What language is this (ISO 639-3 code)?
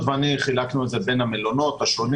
heb